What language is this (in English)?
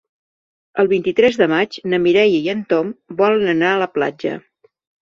Catalan